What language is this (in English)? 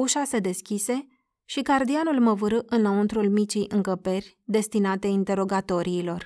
Romanian